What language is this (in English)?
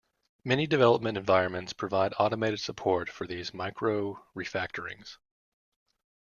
English